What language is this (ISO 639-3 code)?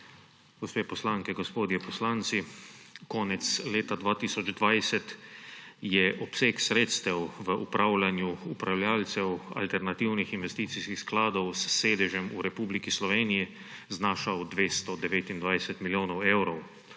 slv